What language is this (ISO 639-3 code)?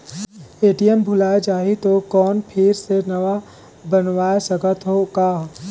hne